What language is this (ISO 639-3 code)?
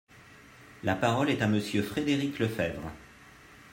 fra